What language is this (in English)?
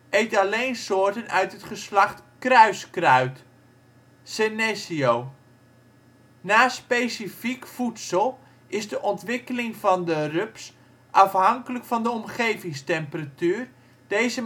Dutch